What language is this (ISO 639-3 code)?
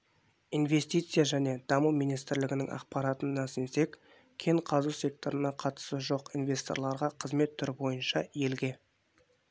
kaz